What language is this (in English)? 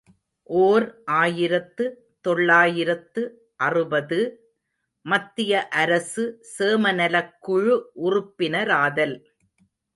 Tamil